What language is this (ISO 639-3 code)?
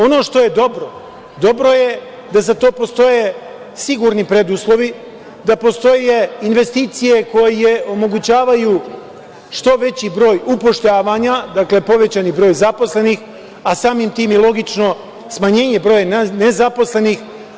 srp